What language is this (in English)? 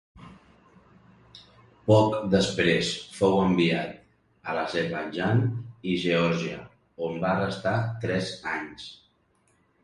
Catalan